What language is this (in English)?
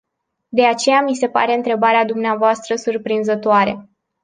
Romanian